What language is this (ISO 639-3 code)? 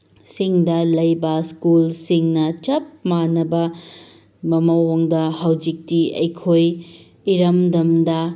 mni